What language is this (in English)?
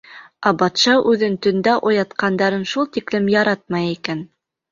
Bashkir